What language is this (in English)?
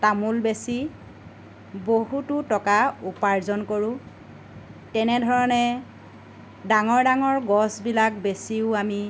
Assamese